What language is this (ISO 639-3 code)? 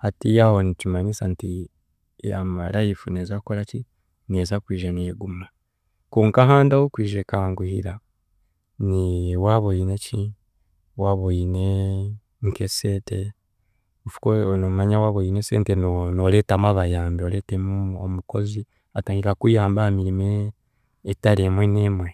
cgg